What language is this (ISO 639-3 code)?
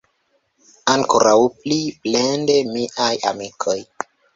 epo